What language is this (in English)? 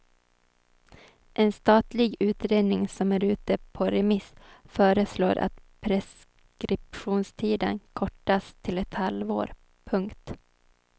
Swedish